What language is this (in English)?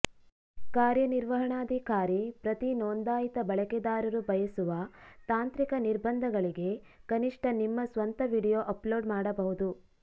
Kannada